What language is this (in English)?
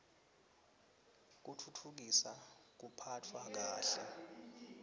Swati